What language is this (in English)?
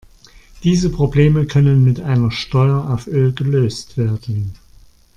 German